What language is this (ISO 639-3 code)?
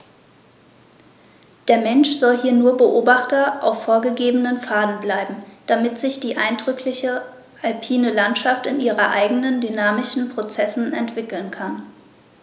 deu